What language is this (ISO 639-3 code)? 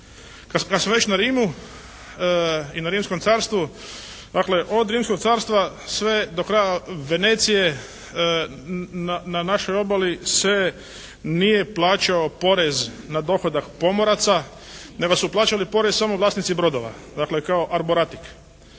hrv